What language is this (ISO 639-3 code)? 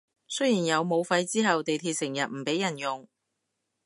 yue